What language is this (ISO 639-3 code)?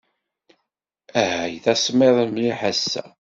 kab